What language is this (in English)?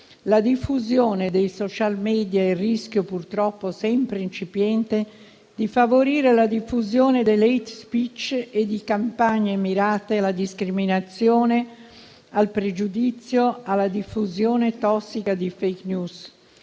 Italian